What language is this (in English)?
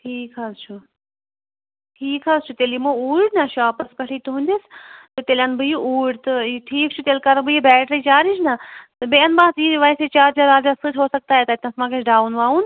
Kashmiri